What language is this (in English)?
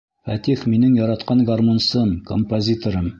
Bashkir